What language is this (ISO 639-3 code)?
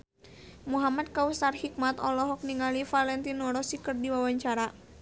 sun